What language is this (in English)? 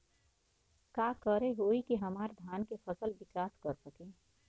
Bhojpuri